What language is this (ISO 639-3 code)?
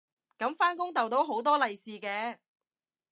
yue